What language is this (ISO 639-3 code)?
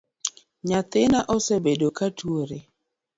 luo